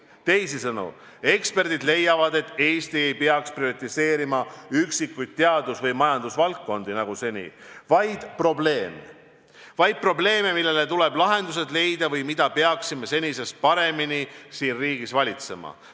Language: Estonian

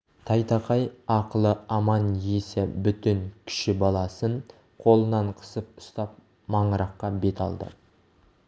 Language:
Kazakh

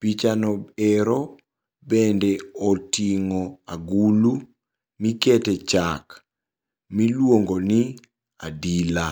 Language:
Luo (Kenya and Tanzania)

